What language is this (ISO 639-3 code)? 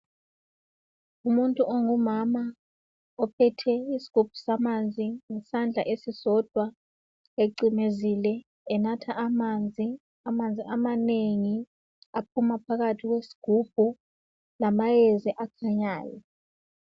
nde